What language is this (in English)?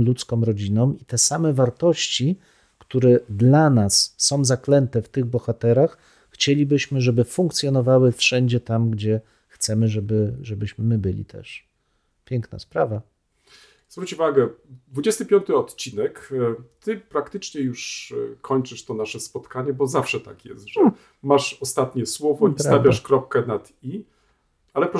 Polish